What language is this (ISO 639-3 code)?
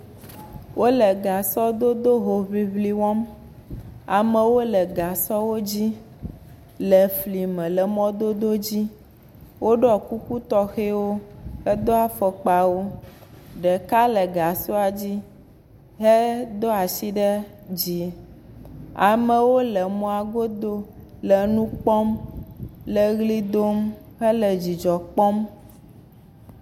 ewe